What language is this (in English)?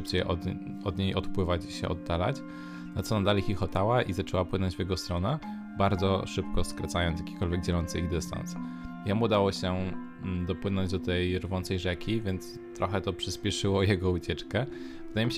Polish